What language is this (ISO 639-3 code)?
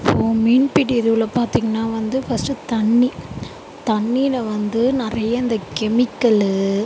tam